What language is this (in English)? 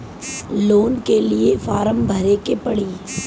Bhojpuri